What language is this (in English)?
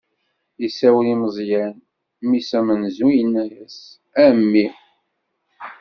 Kabyle